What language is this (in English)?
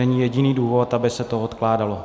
Czech